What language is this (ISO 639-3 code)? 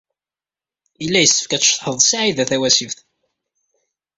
kab